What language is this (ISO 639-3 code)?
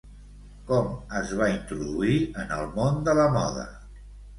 cat